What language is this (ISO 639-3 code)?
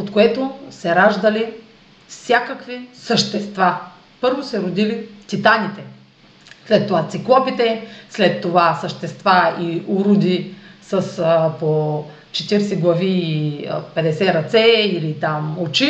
bul